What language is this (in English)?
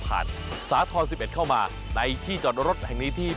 Thai